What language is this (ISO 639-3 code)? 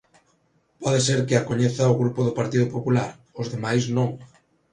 glg